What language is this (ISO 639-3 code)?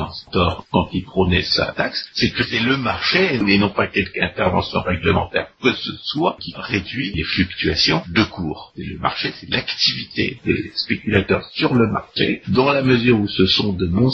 fra